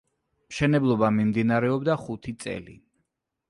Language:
Georgian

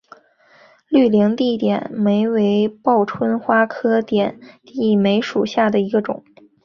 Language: Chinese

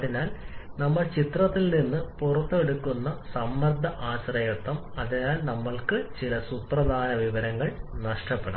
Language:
Malayalam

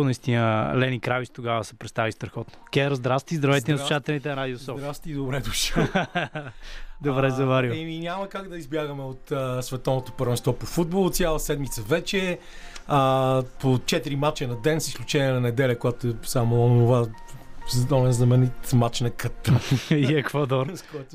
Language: Bulgarian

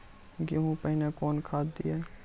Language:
Maithili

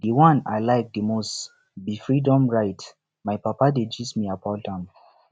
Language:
Nigerian Pidgin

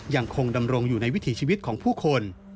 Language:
Thai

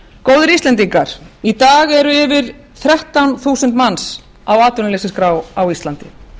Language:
Icelandic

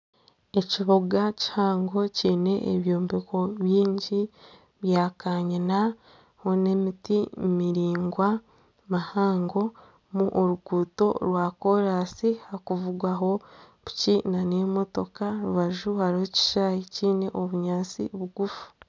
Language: Nyankole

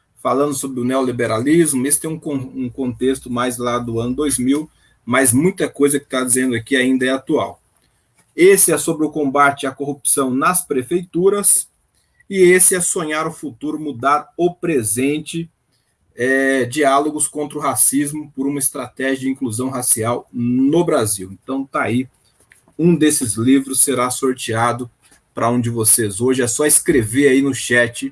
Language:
Portuguese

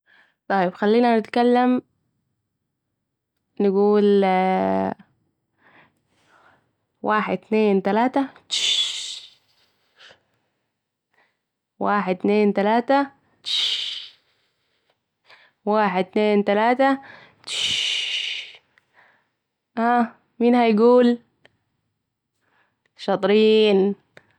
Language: Saidi Arabic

